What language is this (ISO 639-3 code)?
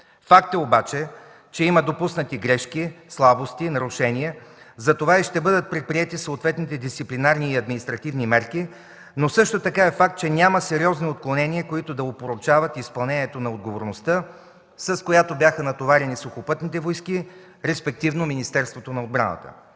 bul